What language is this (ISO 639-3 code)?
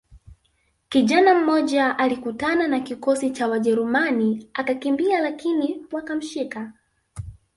swa